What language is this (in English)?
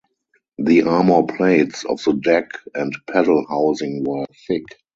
English